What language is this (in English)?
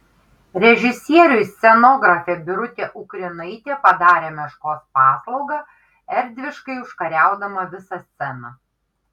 Lithuanian